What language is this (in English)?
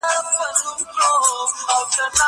Pashto